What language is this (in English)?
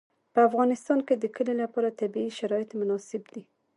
Pashto